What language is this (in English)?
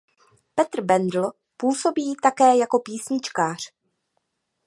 Czech